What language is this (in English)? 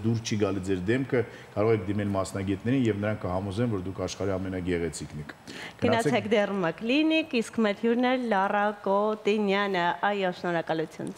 Romanian